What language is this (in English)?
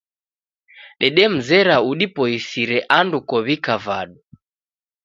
Taita